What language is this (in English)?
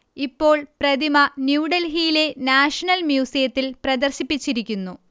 Malayalam